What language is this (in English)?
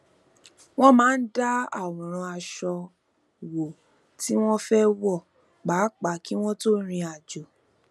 Yoruba